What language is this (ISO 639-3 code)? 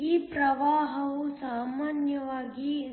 kan